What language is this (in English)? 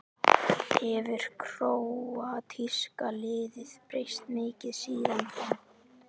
Icelandic